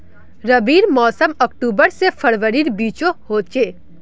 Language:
Magahi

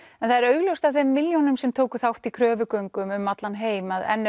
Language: Icelandic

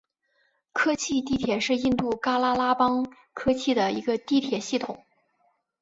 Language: Chinese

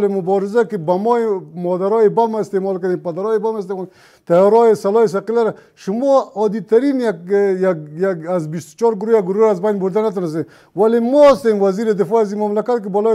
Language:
Persian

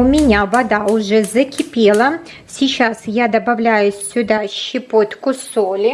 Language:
Russian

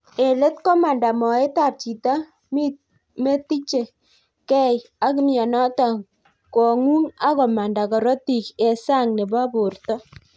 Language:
Kalenjin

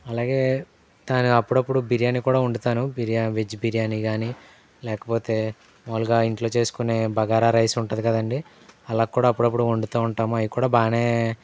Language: Telugu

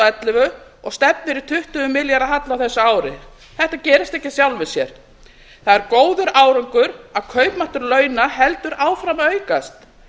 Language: Icelandic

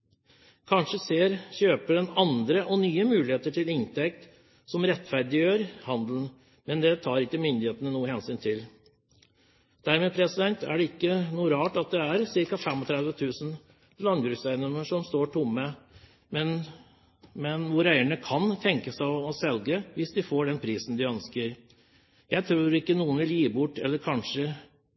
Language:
Norwegian Bokmål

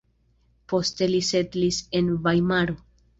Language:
Esperanto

